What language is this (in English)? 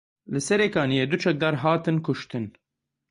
Kurdish